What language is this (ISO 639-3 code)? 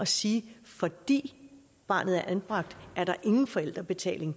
dan